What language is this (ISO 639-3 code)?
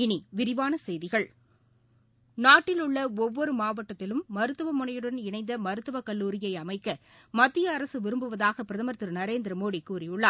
tam